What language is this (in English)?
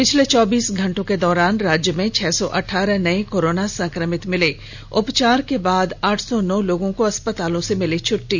Hindi